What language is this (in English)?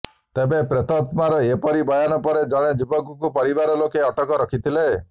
Odia